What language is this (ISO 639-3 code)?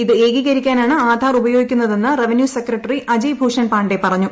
mal